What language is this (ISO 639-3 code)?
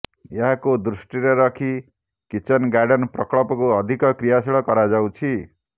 ori